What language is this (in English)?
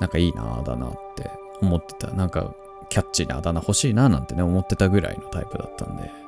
Japanese